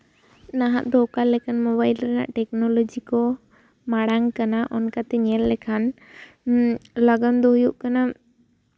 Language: Santali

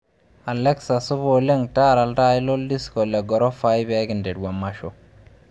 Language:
Masai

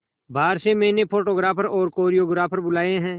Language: Hindi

